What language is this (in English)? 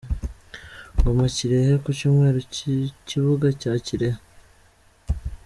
Kinyarwanda